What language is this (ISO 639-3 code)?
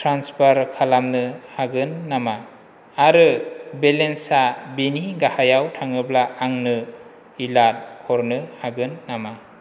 brx